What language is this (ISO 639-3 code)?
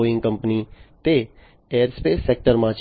guj